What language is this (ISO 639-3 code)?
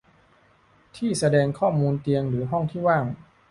tha